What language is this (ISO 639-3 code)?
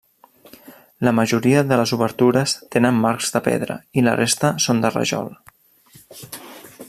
cat